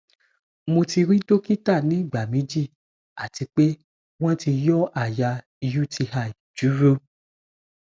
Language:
Yoruba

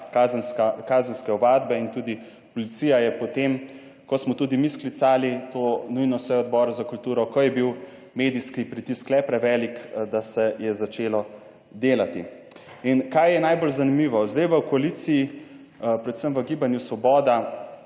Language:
Slovenian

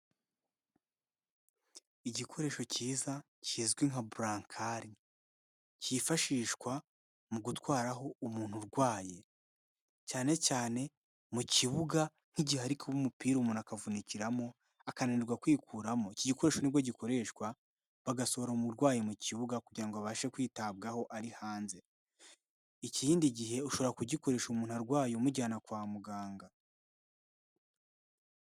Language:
Kinyarwanda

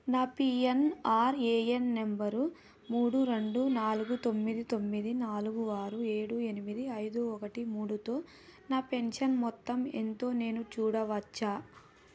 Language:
Telugu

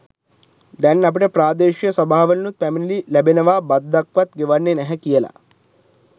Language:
Sinhala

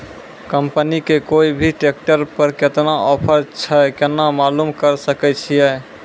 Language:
Maithili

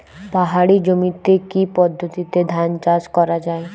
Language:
Bangla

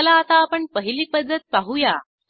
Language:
Marathi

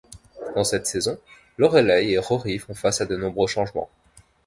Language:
French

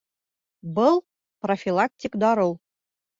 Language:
Bashkir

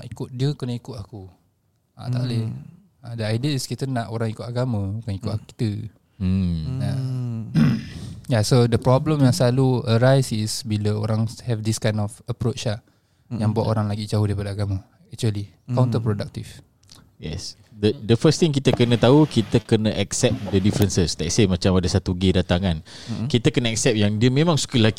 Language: Malay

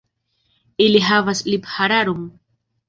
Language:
Esperanto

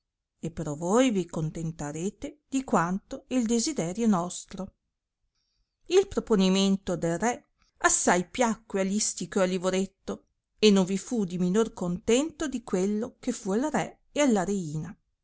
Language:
Italian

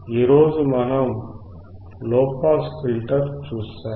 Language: Telugu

